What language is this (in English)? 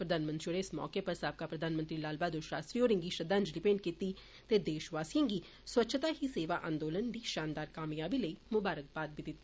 Dogri